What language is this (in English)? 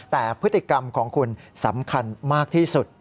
Thai